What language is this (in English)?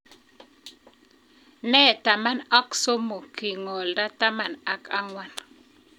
Kalenjin